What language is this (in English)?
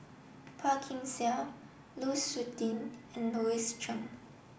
English